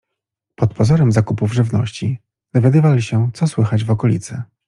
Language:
Polish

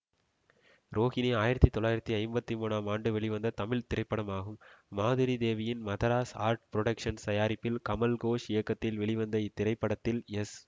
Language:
Tamil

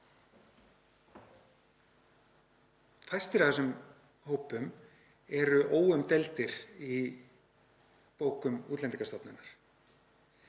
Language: Icelandic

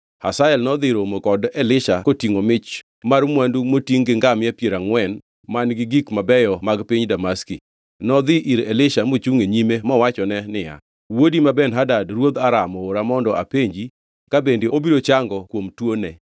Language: Luo (Kenya and Tanzania)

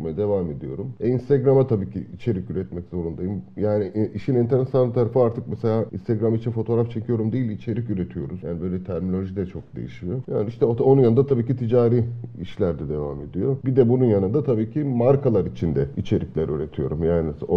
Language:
Turkish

